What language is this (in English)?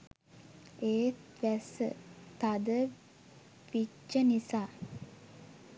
Sinhala